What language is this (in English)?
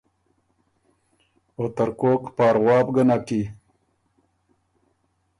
Ormuri